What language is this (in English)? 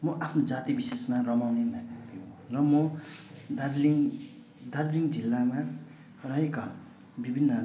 Nepali